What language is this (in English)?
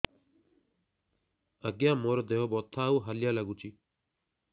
Odia